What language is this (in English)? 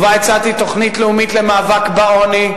Hebrew